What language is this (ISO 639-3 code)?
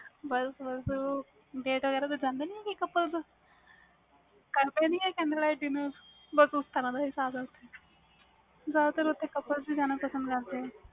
pan